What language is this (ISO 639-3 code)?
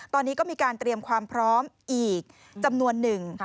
tha